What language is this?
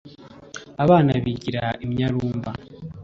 Kinyarwanda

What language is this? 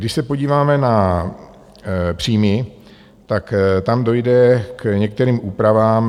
Czech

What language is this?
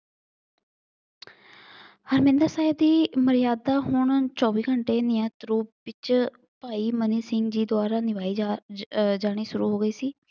Punjabi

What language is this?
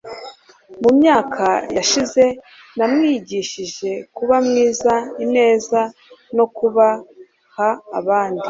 Kinyarwanda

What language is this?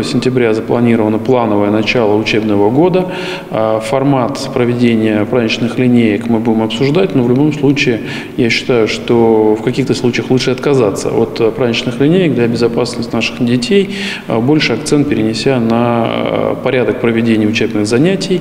Russian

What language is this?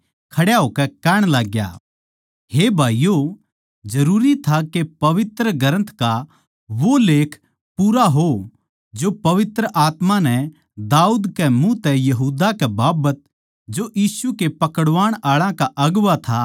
Haryanvi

